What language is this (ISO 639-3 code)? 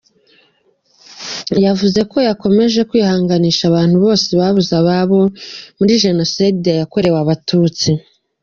kin